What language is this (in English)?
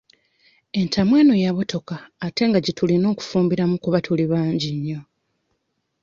Ganda